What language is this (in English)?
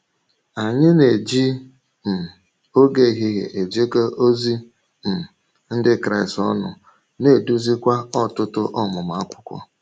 Igbo